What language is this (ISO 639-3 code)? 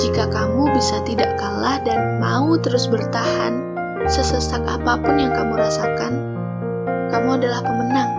ind